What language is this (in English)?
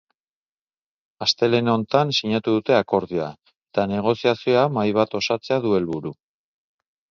Basque